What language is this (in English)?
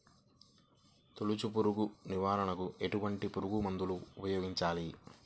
Telugu